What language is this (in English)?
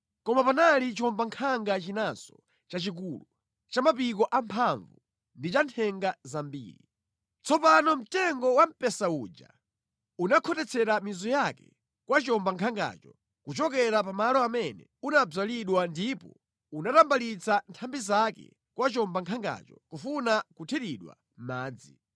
Nyanja